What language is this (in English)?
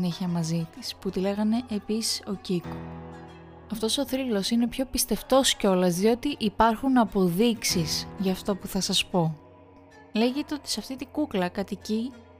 Greek